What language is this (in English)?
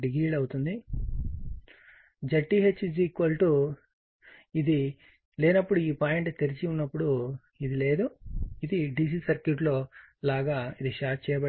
Telugu